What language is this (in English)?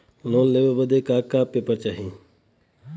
Bhojpuri